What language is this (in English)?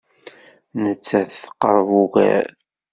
Kabyle